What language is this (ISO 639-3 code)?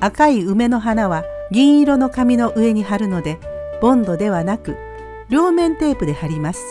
jpn